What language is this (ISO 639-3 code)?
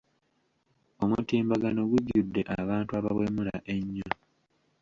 lug